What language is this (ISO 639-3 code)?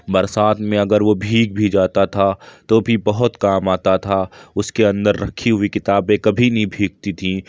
urd